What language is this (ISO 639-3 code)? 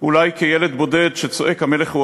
heb